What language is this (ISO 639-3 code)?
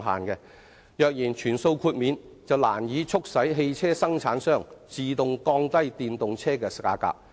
yue